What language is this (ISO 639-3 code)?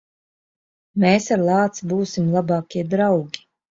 lav